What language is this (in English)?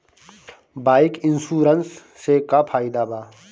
Bhojpuri